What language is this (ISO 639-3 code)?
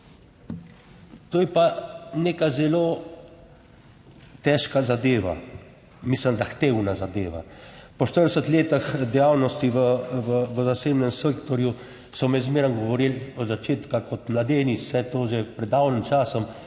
slv